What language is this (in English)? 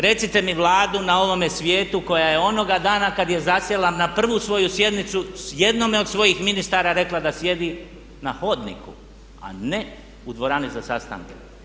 Croatian